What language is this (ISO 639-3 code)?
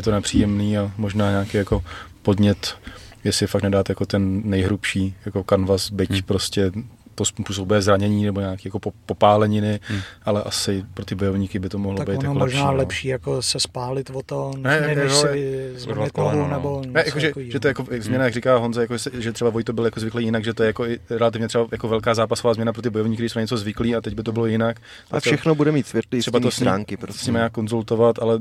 ces